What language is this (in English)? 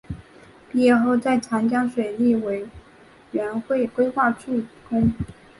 Chinese